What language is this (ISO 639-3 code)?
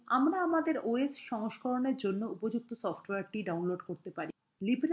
ben